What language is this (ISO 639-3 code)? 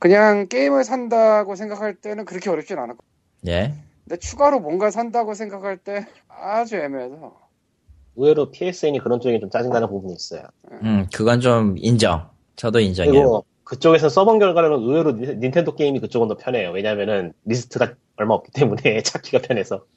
kor